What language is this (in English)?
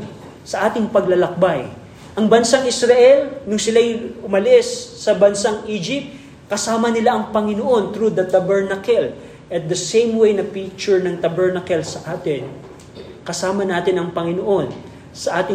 Filipino